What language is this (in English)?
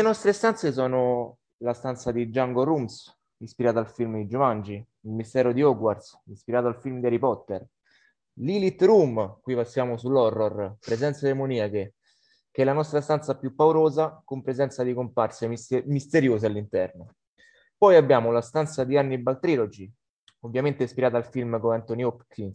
Italian